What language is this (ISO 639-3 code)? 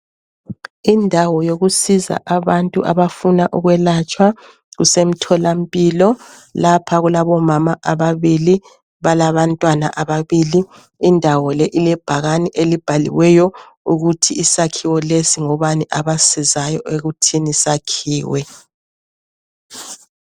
nde